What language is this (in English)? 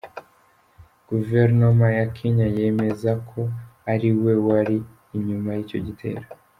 Kinyarwanda